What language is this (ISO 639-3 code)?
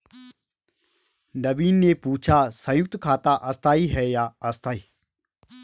hin